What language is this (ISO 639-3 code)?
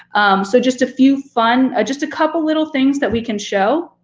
eng